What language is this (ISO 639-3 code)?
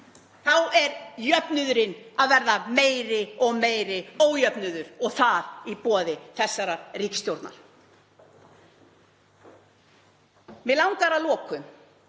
isl